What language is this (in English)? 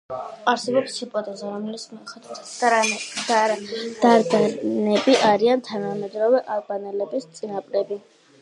Georgian